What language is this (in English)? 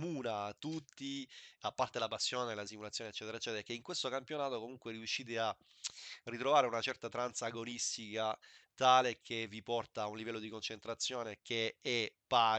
Italian